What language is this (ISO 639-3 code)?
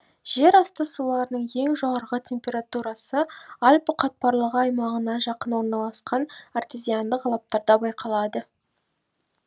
kaz